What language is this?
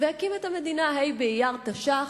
Hebrew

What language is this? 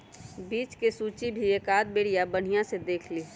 Magahi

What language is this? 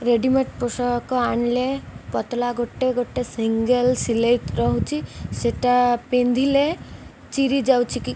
Odia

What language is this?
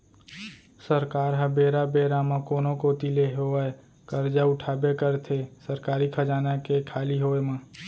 Chhattisgarhi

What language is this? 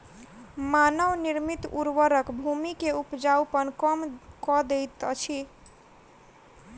Maithili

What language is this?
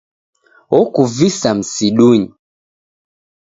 Taita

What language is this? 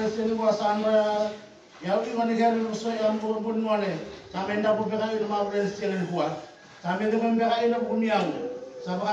Indonesian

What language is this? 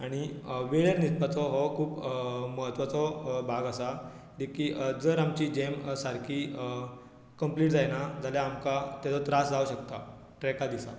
Konkani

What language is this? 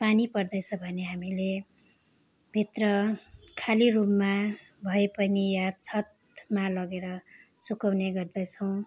Nepali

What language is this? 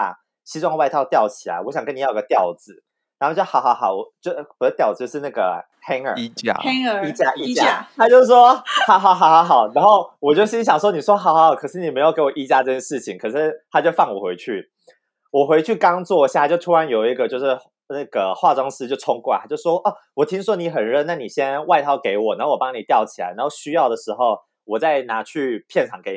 Chinese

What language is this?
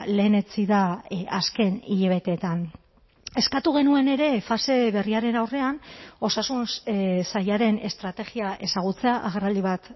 Basque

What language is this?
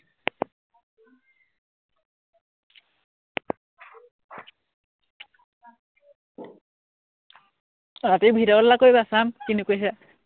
Assamese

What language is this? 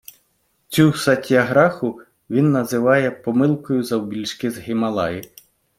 Ukrainian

